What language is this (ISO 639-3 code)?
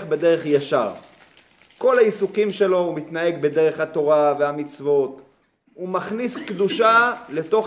heb